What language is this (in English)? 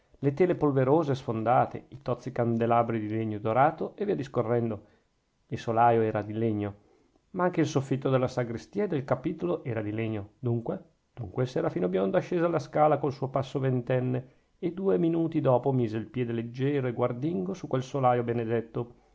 Italian